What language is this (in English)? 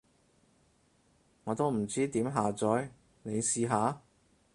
Cantonese